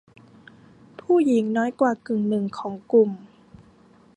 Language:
Thai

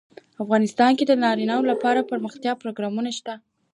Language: Pashto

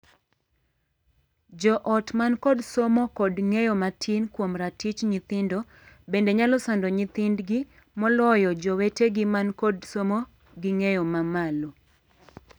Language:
Luo (Kenya and Tanzania)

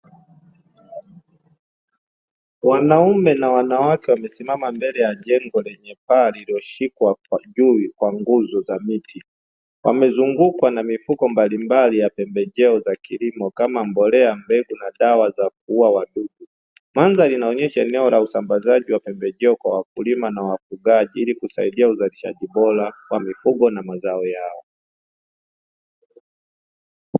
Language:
Swahili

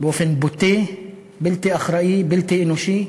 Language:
Hebrew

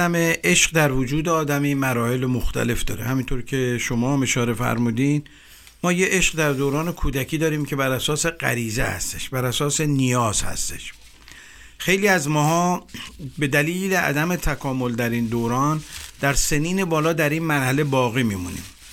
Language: Persian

